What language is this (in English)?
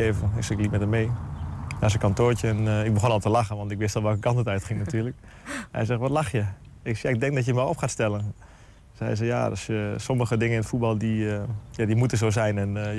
Dutch